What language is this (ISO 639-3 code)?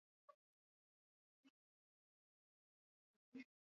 swa